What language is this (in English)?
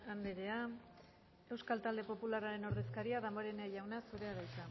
Basque